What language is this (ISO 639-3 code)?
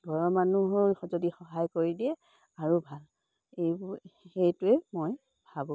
asm